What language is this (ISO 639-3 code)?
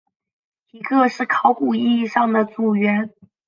zho